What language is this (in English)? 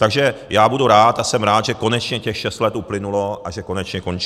Czech